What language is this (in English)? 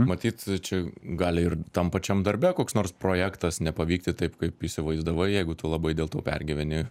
Lithuanian